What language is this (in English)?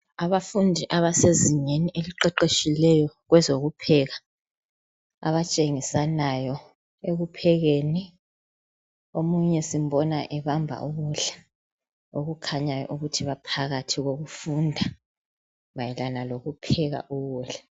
North Ndebele